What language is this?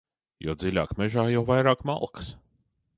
Latvian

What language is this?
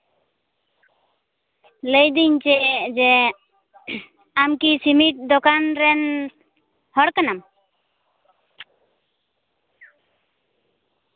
Santali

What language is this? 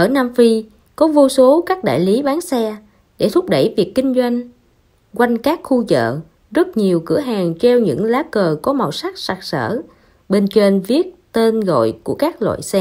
Vietnamese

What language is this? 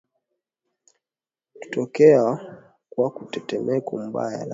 Swahili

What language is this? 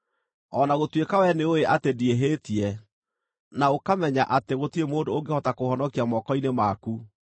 Kikuyu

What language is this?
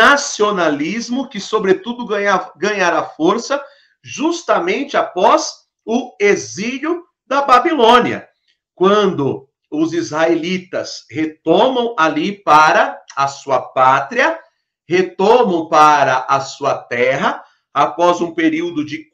Portuguese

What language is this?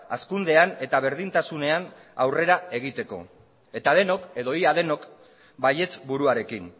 Basque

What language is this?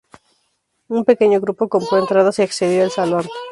Spanish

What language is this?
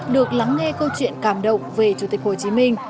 Vietnamese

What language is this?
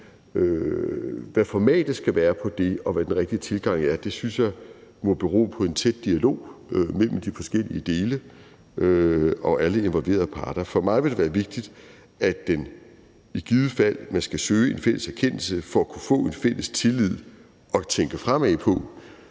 Danish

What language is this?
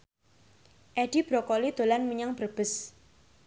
Javanese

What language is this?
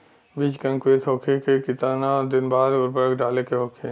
Bhojpuri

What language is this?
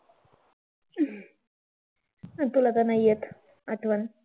Marathi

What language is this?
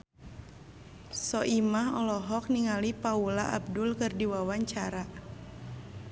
Sundanese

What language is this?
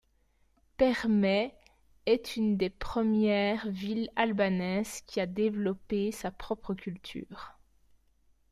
French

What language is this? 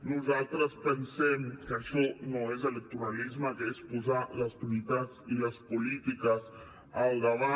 Catalan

